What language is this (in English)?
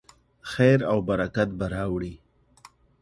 Pashto